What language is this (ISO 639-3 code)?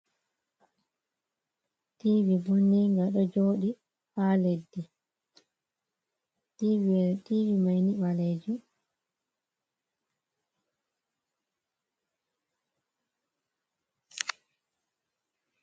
ful